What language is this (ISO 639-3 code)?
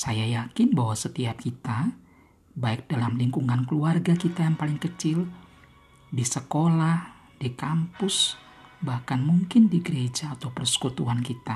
ind